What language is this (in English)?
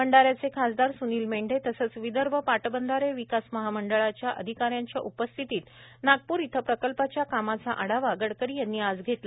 Marathi